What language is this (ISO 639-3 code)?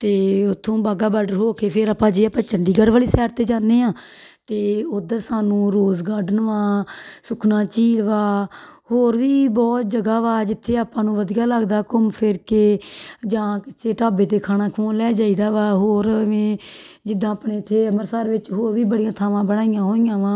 pan